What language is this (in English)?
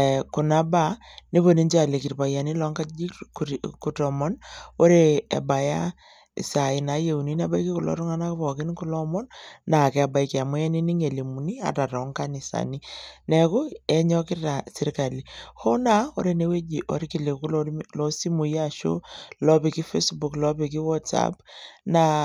Masai